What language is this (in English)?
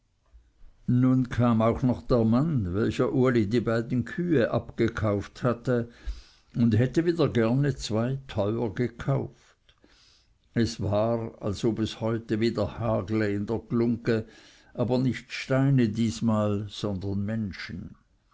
German